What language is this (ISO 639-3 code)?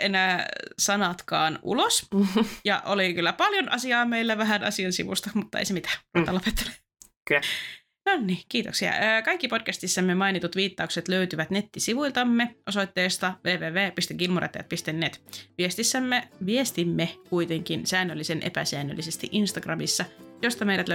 fin